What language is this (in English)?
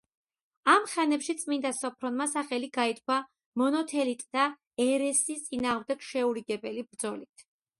Georgian